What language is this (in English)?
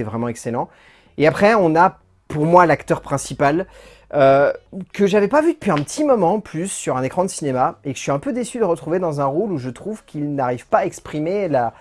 French